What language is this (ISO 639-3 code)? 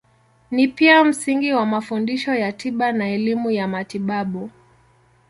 swa